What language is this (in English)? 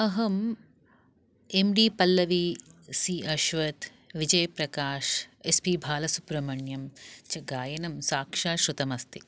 Sanskrit